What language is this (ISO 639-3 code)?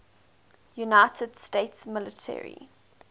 eng